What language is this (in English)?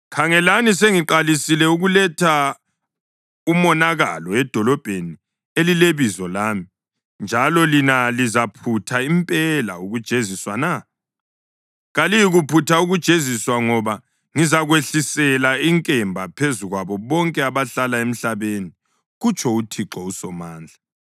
North Ndebele